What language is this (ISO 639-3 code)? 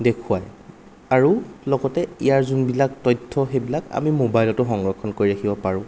asm